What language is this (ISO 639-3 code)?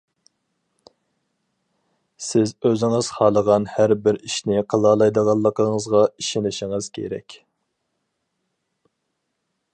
uig